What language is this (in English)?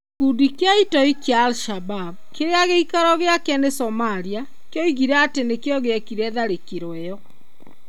Kikuyu